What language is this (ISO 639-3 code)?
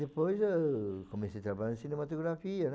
por